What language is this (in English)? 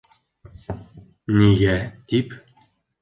Bashkir